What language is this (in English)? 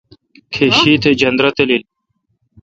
Kalkoti